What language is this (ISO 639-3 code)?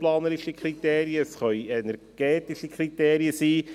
gsw